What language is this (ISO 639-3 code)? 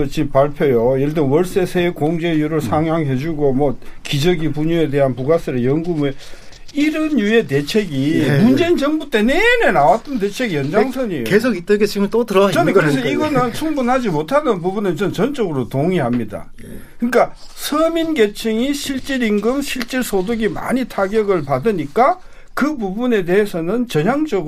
kor